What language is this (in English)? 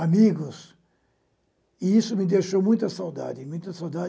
Portuguese